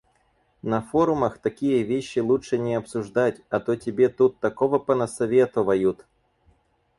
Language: Russian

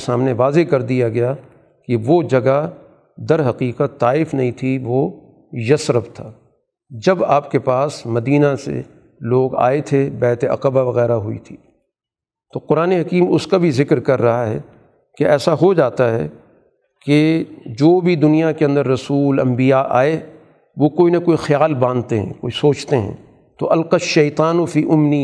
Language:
Urdu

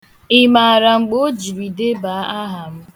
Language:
Igbo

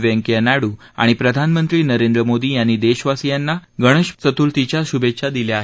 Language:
Marathi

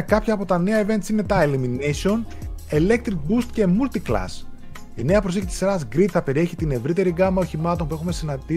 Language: Greek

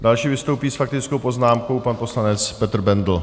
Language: Czech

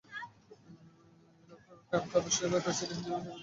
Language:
Bangla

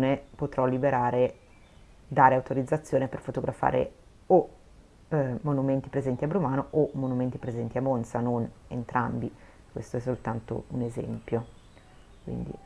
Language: Italian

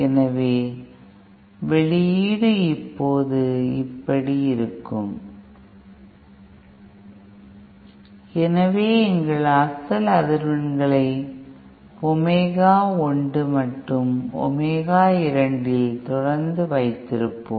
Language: Tamil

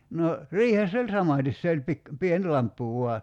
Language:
Finnish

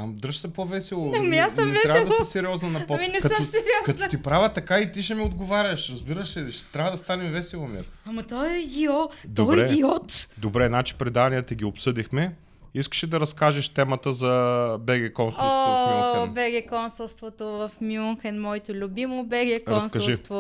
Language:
Bulgarian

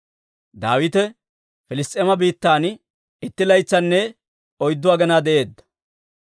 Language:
Dawro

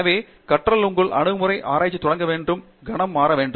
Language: Tamil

